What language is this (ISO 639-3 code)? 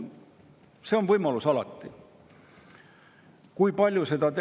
est